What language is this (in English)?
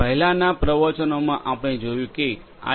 Gujarati